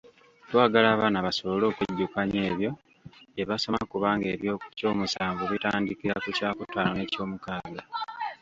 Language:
Ganda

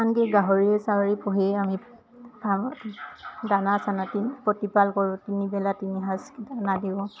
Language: Assamese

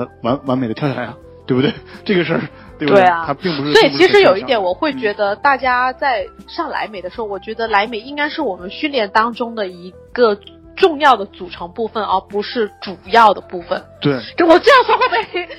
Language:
Chinese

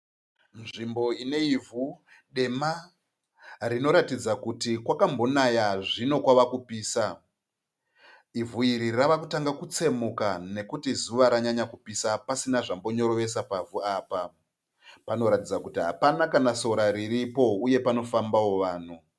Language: Shona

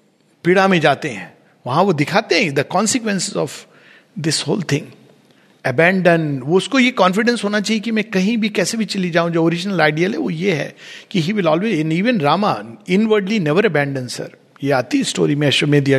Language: Hindi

